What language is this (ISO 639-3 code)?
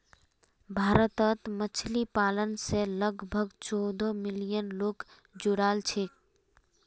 mag